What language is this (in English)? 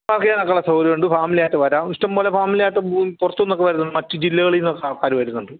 Malayalam